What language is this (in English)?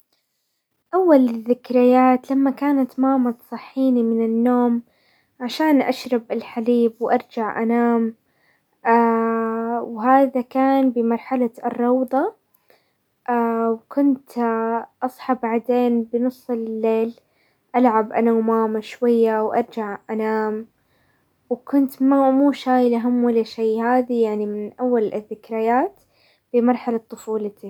Hijazi Arabic